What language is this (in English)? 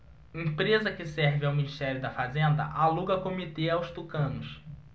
Portuguese